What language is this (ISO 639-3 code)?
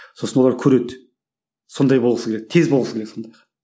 kaz